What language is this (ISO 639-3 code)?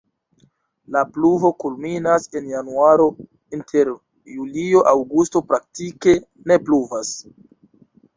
epo